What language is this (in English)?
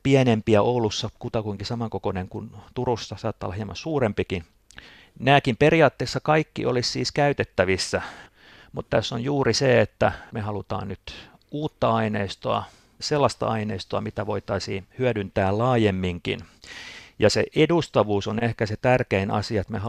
Finnish